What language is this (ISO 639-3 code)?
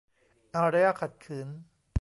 tha